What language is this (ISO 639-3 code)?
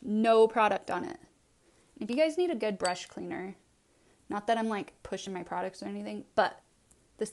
eng